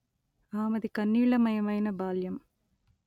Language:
Telugu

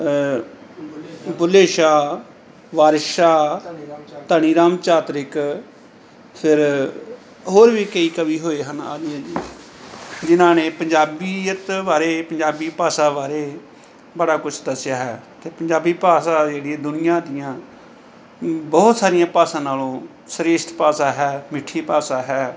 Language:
Punjabi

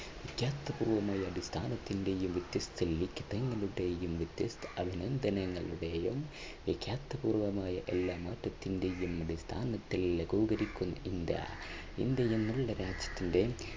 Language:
Malayalam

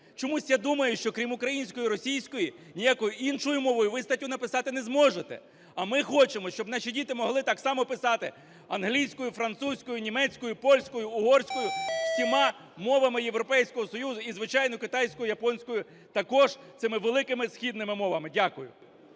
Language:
Ukrainian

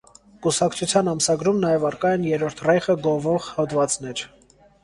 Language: Armenian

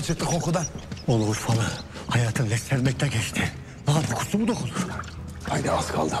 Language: Turkish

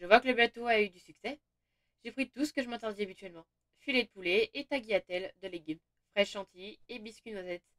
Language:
French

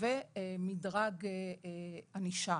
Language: Hebrew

